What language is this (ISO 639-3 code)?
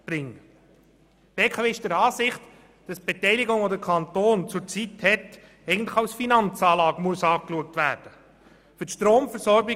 gsw